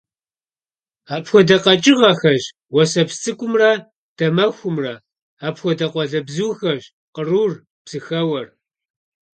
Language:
Kabardian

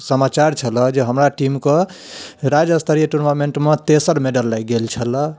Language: Maithili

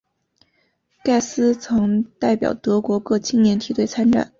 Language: Chinese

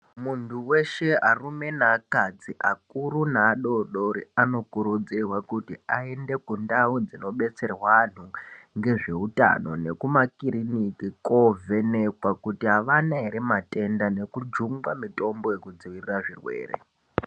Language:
Ndau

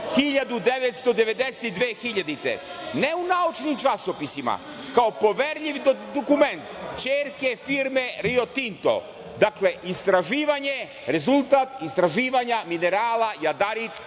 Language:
Serbian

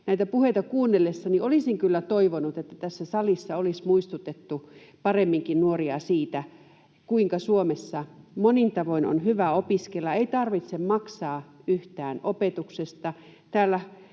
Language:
Finnish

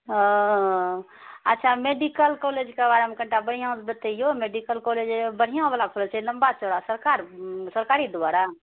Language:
Maithili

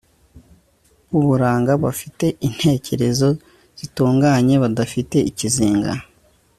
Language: Kinyarwanda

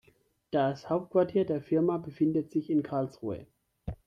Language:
German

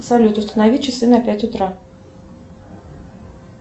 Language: Russian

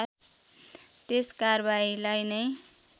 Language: Nepali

